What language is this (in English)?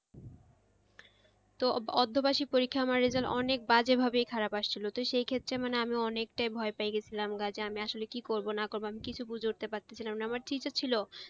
Bangla